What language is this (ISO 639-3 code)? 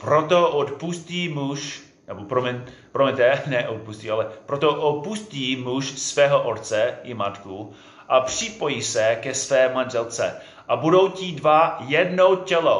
ces